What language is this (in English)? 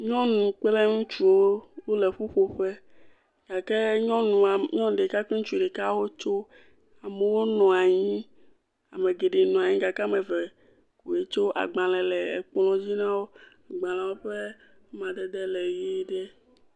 Ewe